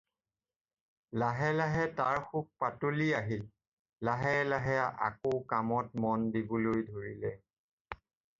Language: Assamese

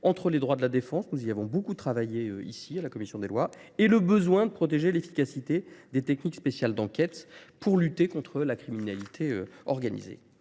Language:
French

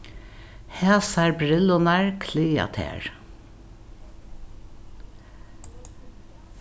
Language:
Faroese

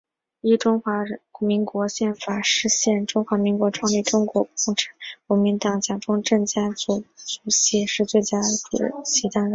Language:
Chinese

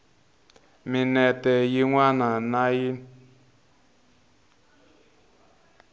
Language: Tsonga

